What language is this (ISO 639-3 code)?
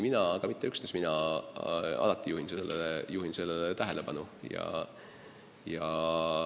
est